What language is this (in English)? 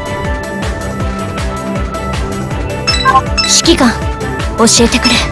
Japanese